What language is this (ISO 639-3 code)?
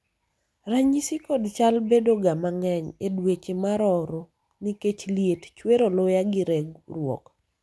luo